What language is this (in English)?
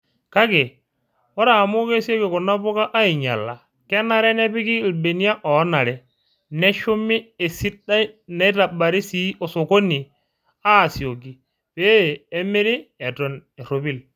Masai